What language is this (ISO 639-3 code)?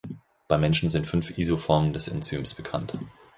deu